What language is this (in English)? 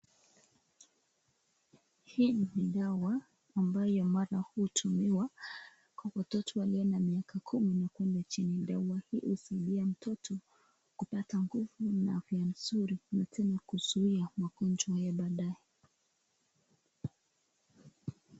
Swahili